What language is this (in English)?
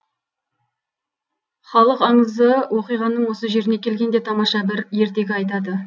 Kazakh